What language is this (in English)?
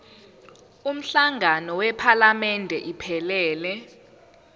Zulu